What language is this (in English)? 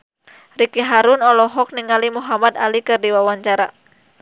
Sundanese